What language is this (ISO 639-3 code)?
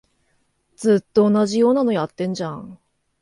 jpn